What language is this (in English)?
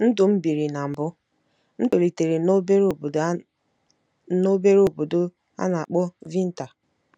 Igbo